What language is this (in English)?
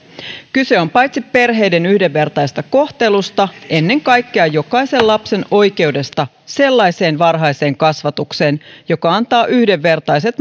Finnish